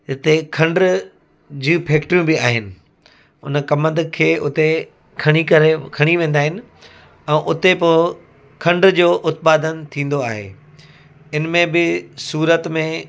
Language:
Sindhi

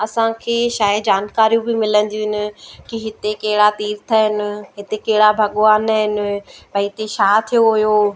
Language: Sindhi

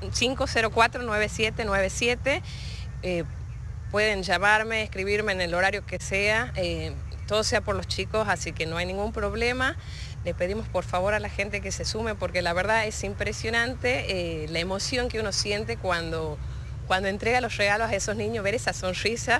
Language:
Spanish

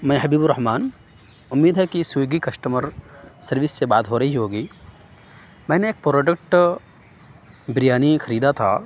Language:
Urdu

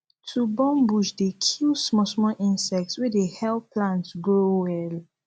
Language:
Nigerian Pidgin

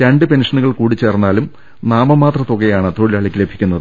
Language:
Malayalam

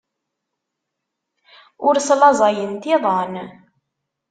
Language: Kabyle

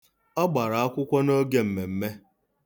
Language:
Igbo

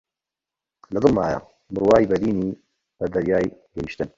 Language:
Central Kurdish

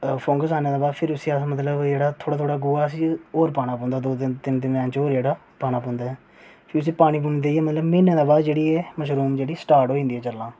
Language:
Dogri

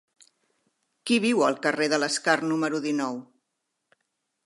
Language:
Catalan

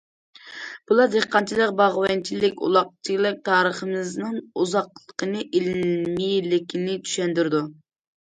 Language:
Uyghur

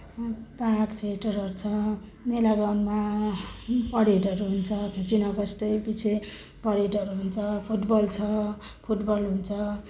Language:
Nepali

